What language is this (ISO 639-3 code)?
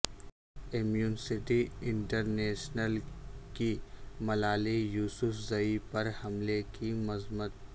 urd